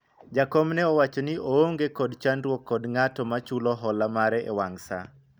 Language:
Luo (Kenya and Tanzania)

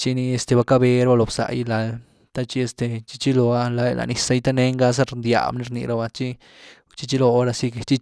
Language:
Güilá Zapotec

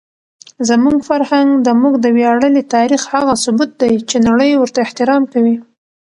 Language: Pashto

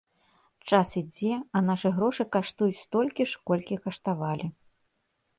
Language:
Belarusian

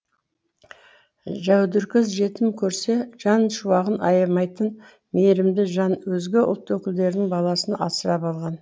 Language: Kazakh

